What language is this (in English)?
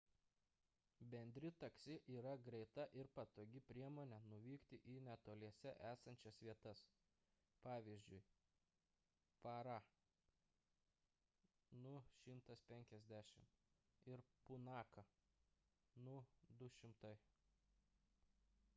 Lithuanian